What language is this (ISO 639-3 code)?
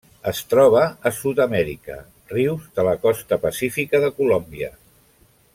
cat